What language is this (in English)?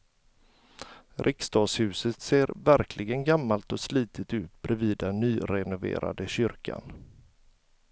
Swedish